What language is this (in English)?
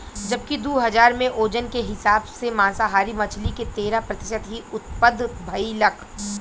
Bhojpuri